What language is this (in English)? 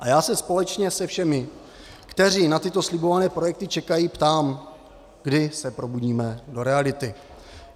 Czech